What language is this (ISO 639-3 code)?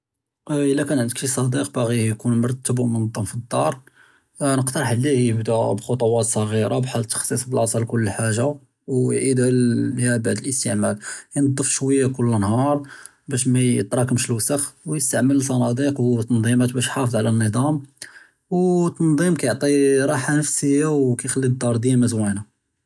jrb